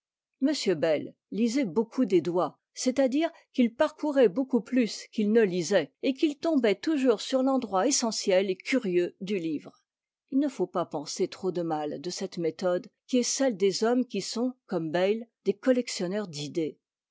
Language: French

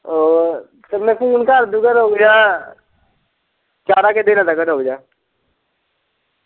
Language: Punjabi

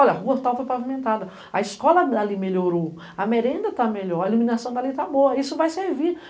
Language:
Portuguese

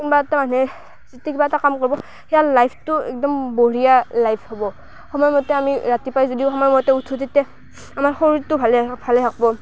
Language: Assamese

